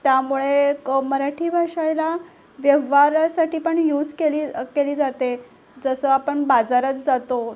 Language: Marathi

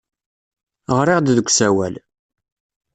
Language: Kabyle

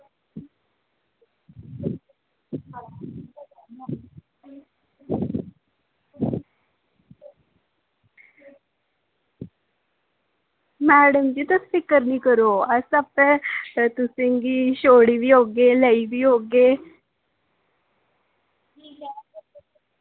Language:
Dogri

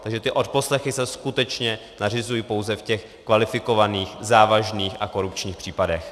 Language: Czech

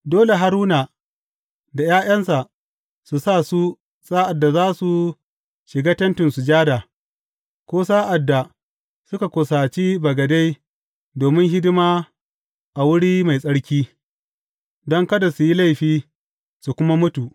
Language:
Hausa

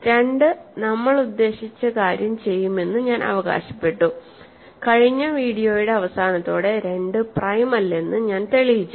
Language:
Malayalam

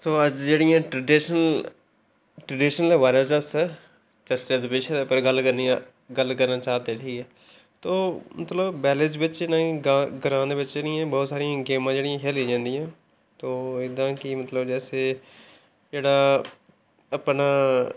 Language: Dogri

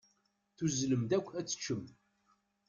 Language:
Kabyle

